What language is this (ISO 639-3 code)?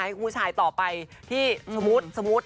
tha